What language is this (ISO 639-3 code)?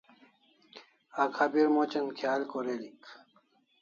kls